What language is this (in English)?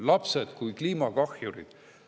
Estonian